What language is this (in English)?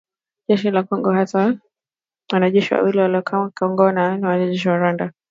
Swahili